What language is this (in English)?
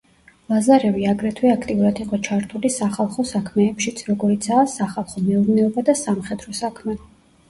Georgian